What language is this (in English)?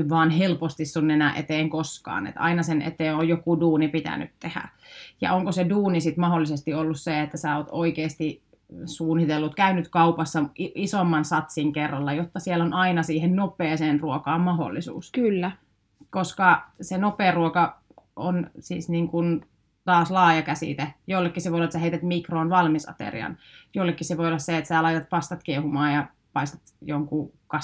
Finnish